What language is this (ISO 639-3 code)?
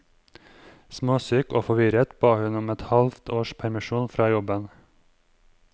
nor